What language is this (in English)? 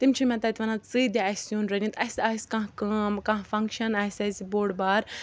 Kashmiri